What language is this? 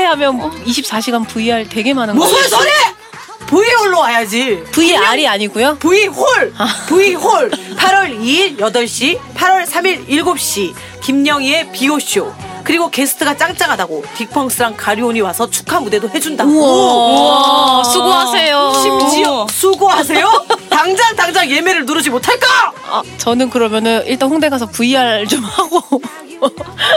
Korean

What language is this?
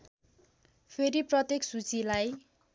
Nepali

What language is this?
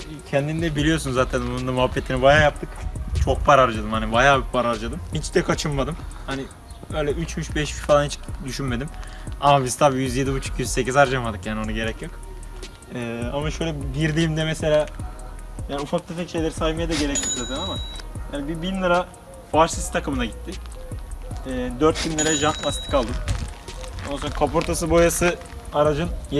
Turkish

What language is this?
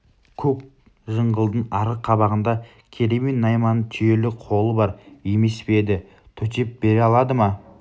Kazakh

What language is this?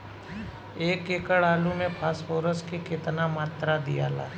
Bhojpuri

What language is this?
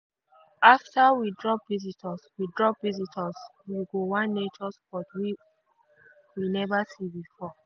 Nigerian Pidgin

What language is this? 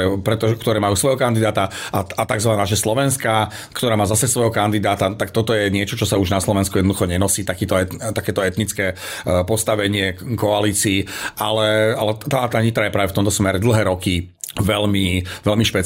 Slovak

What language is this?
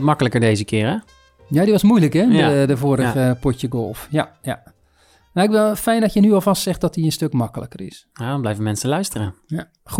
Dutch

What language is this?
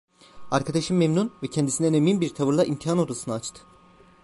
Turkish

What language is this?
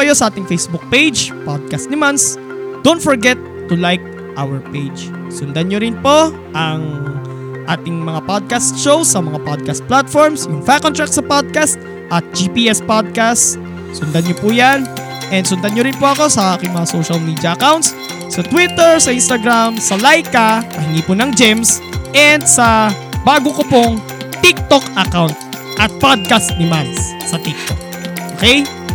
Filipino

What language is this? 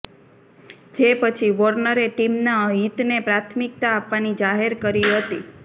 Gujarati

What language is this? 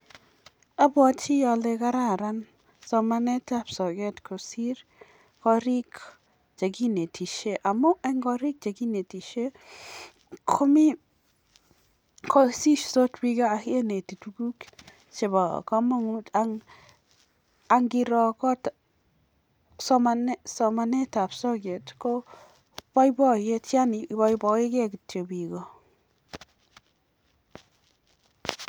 Kalenjin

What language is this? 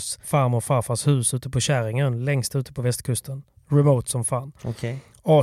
Swedish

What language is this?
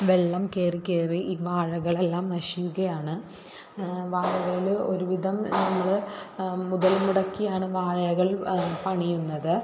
Malayalam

